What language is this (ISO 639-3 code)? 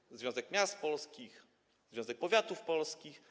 pol